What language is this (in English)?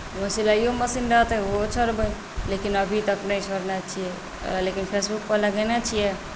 Maithili